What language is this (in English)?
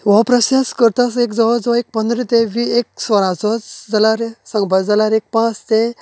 Konkani